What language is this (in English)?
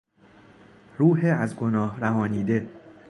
Persian